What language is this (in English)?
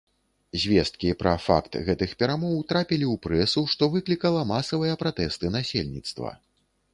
Belarusian